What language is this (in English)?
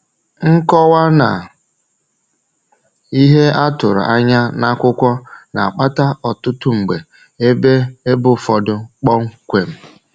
Igbo